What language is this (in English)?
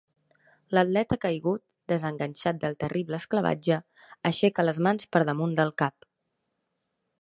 Catalan